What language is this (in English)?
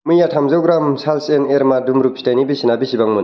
Bodo